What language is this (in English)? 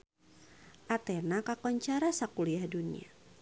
Sundanese